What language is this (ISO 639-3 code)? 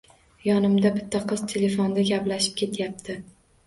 uzb